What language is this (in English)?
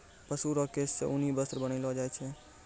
Maithili